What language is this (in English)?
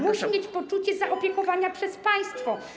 Polish